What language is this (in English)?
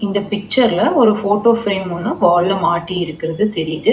Tamil